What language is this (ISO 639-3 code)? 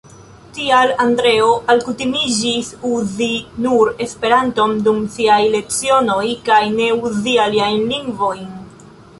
epo